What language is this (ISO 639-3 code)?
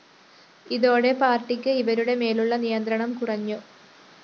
mal